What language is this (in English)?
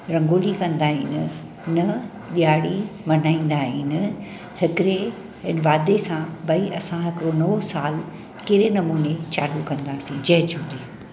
Sindhi